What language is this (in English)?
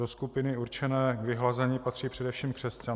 Czech